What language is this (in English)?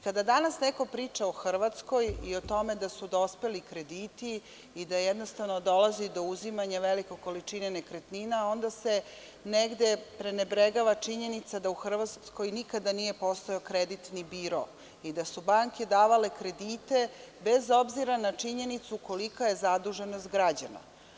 Serbian